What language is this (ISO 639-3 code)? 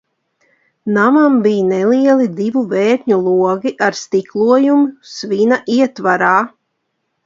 lav